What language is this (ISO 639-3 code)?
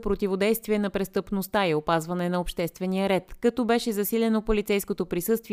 bul